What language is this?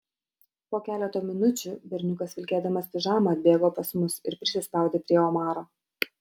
Lithuanian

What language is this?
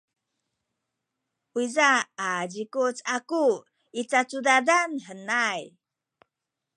Sakizaya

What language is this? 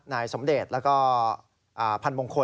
Thai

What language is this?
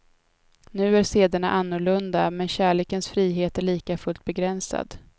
Swedish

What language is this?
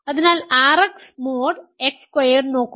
Malayalam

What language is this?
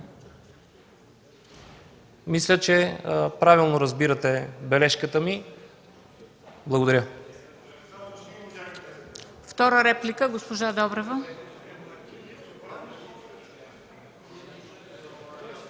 Bulgarian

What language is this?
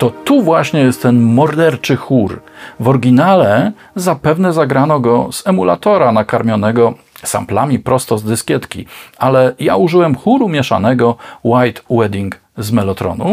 Polish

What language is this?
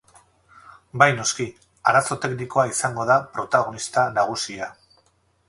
Basque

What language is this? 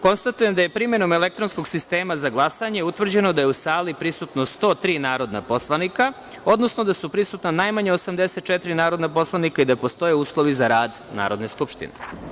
Serbian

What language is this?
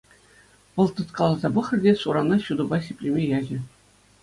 Chuvash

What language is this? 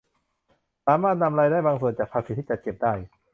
Thai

